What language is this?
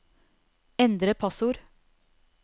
Norwegian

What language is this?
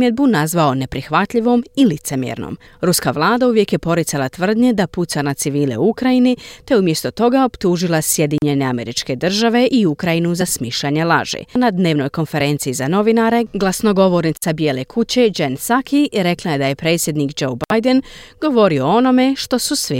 Croatian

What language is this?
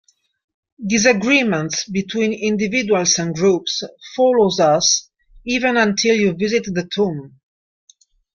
English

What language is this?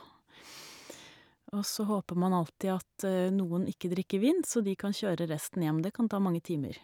Norwegian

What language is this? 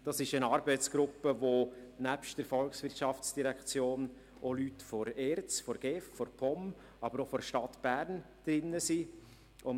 Swiss German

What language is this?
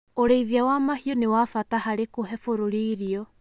Kikuyu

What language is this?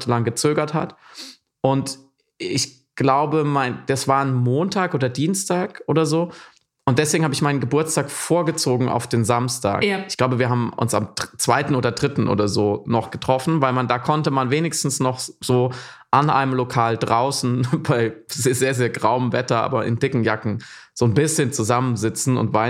German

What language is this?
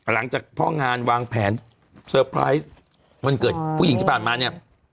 Thai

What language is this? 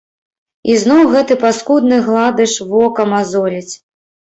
Belarusian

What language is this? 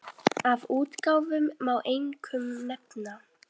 Icelandic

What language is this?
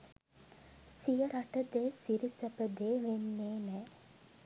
Sinhala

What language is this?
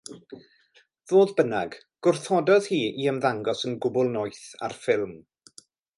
Welsh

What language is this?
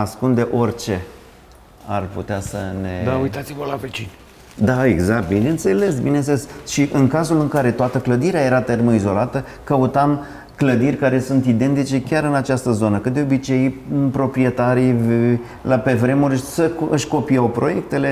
Romanian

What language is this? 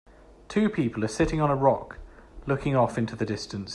English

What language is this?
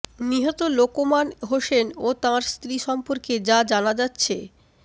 Bangla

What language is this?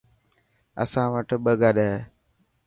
Dhatki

